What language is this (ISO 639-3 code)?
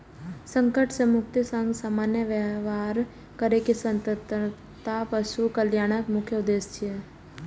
mai